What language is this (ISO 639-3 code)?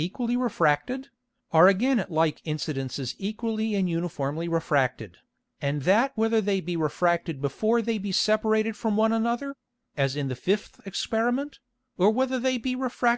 eng